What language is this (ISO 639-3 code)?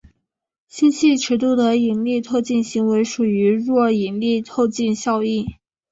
zho